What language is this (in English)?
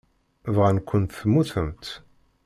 Kabyle